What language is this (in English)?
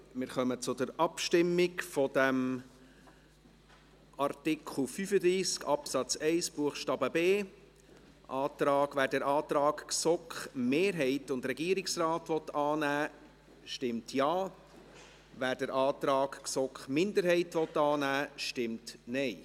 Swiss German